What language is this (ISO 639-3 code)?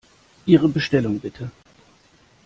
deu